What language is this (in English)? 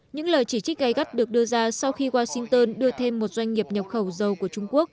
Vietnamese